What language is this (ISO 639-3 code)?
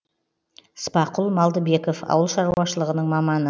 kaz